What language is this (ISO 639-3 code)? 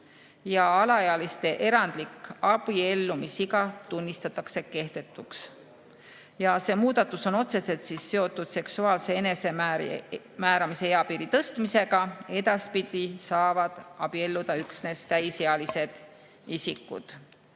est